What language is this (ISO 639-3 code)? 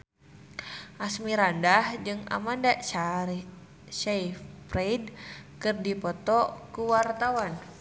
sun